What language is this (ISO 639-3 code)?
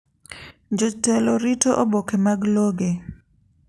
luo